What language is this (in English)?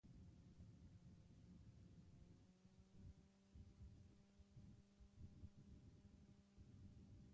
Basque